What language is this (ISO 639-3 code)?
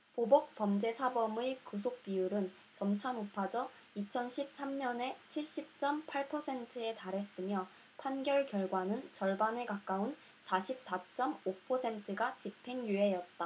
kor